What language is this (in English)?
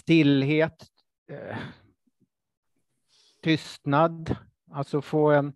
Swedish